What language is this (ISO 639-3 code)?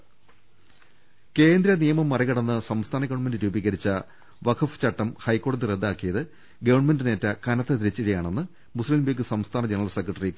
mal